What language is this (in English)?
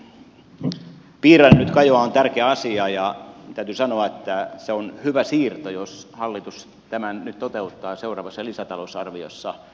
Finnish